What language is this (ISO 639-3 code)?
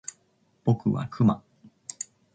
jpn